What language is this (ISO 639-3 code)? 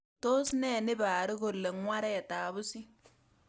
kln